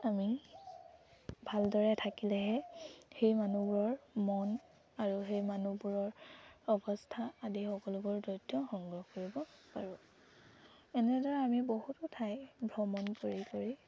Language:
Assamese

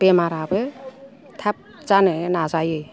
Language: Bodo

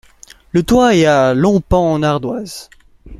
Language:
French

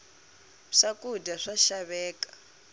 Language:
Tsonga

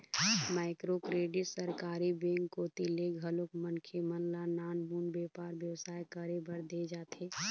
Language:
Chhattisgarhi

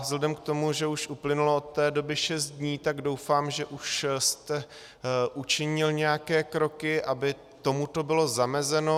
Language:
Czech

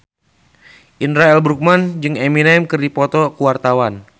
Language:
Sundanese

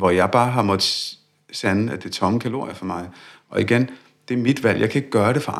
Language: Danish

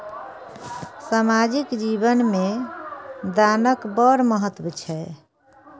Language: Maithili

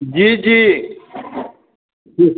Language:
Maithili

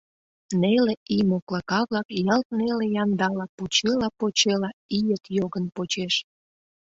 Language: Mari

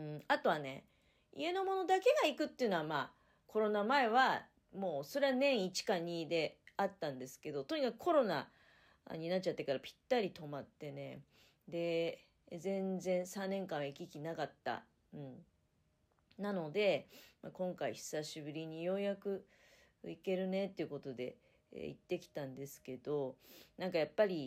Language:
Japanese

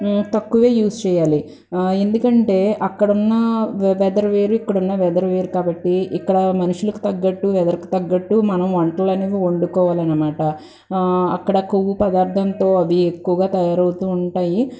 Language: Telugu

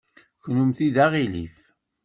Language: Kabyle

